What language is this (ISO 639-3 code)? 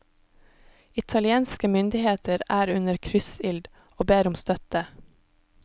nor